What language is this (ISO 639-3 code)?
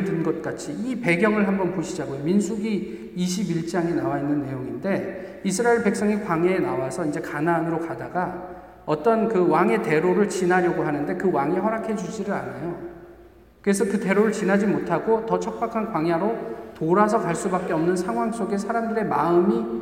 kor